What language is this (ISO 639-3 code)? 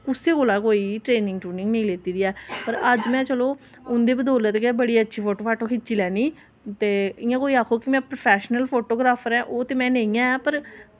doi